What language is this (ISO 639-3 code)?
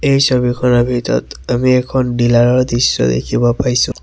asm